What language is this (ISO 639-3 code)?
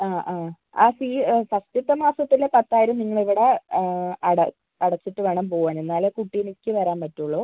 mal